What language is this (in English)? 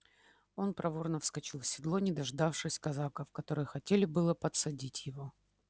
Russian